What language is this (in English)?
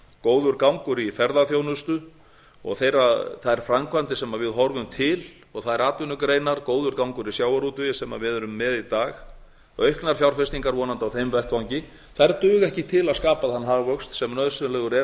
Icelandic